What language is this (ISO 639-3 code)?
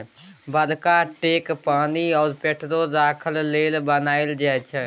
mai